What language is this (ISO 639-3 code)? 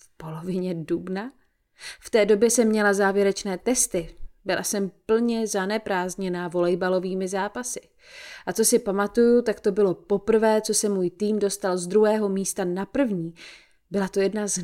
ces